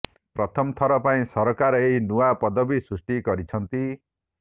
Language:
Odia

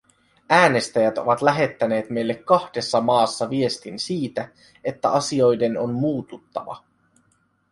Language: Finnish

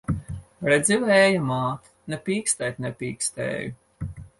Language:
Latvian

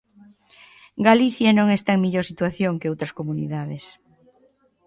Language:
Galician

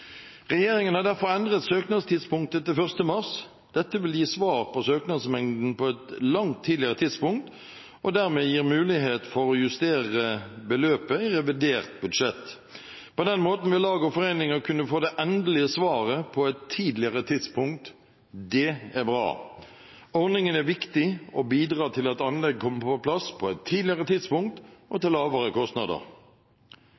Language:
Norwegian Bokmål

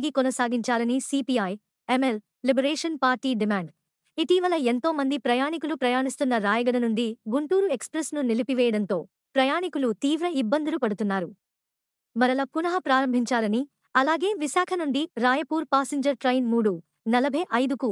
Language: Telugu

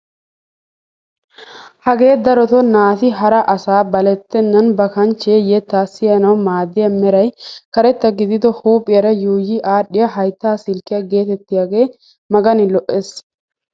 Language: Wolaytta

